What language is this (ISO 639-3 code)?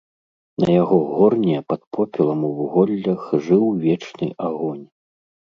bel